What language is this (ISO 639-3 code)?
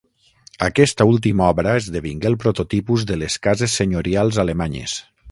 cat